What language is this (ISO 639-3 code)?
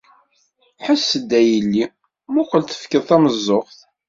kab